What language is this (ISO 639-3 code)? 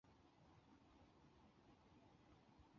zho